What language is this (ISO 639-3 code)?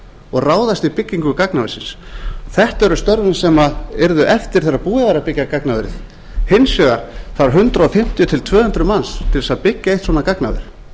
isl